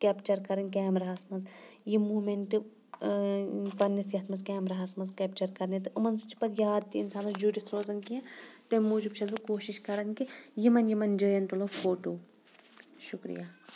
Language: Kashmiri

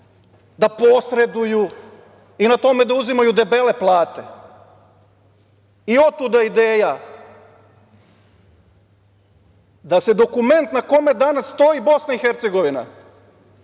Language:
Serbian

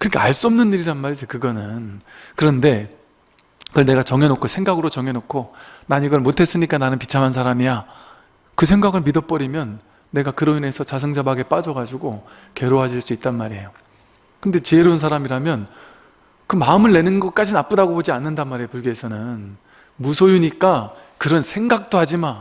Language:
Korean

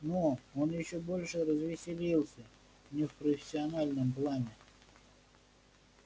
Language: Russian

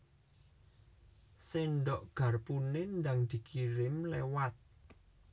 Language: Javanese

